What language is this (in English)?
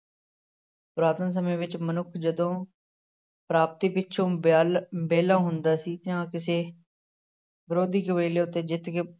Punjabi